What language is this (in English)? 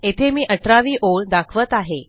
Marathi